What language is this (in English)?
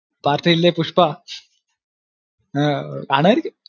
Malayalam